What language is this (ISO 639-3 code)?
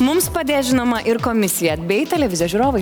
lit